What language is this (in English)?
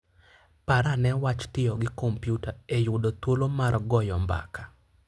Luo (Kenya and Tanzania)